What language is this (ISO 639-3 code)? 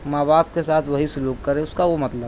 urd